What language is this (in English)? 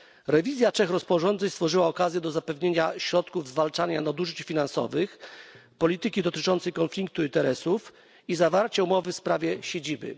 Polish